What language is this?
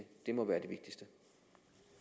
Danish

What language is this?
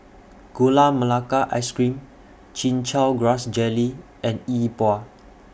English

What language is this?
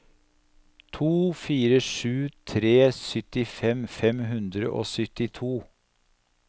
Norwegian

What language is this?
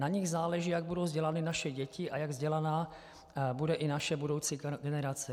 Czech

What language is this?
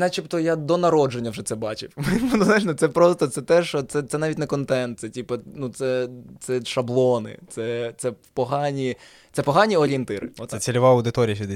Ukrainian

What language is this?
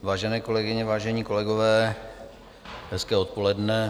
Czech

